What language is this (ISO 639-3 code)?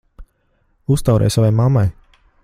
lav